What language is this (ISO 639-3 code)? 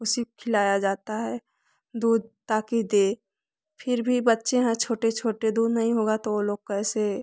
hin